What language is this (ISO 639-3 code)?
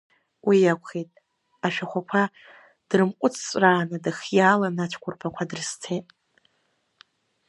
abk